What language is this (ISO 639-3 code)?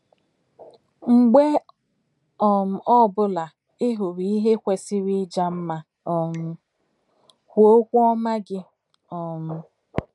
ibo